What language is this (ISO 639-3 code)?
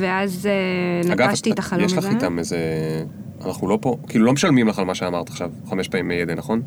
heb